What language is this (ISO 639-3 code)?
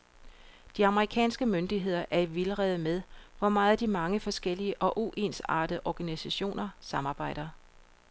dan